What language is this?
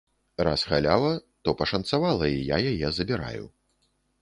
Belarusian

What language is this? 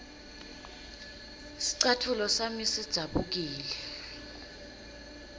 Swati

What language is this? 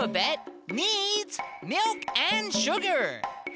Japanese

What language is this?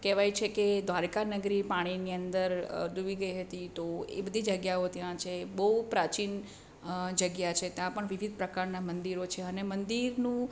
Gujarati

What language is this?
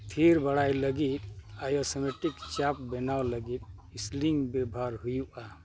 Santali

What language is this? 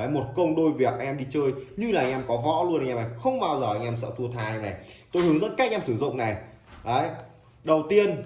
Vietnamese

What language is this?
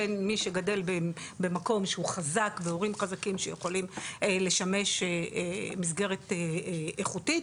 Hebrew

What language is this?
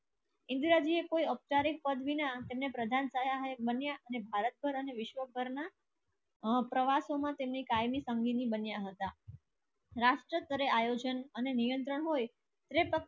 Gujarati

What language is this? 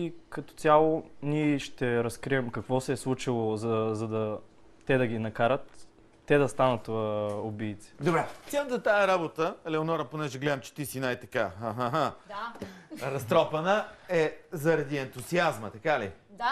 Bulgarian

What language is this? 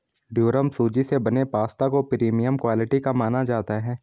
Hindi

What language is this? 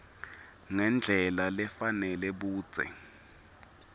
Swati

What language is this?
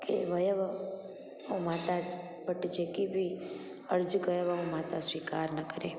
Sindhi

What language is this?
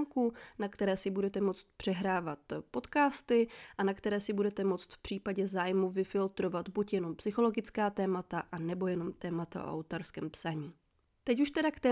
Czech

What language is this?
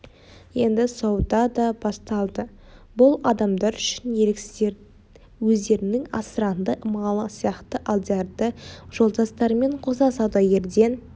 Kazakh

